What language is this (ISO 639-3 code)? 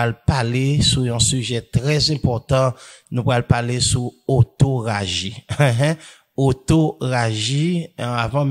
fra